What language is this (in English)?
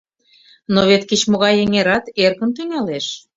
Mari